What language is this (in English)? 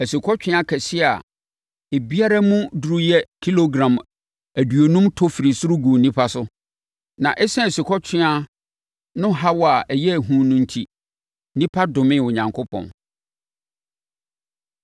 Akan